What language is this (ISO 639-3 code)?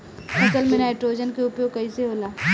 bho